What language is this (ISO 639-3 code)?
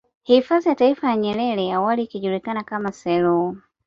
swa